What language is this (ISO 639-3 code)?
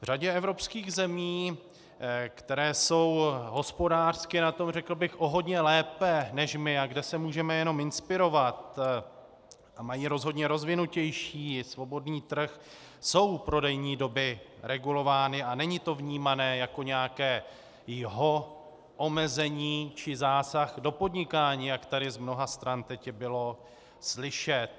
ces